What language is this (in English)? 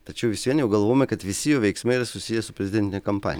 Lithuanian